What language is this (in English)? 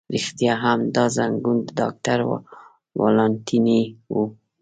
Pashto